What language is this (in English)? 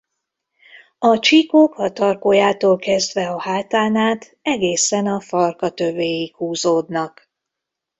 Hungarian